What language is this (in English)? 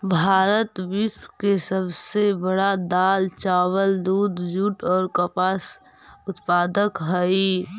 Magahi